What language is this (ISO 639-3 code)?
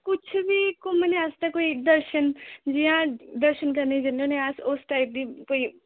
doi